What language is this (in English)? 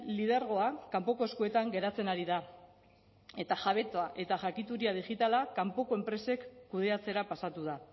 Basque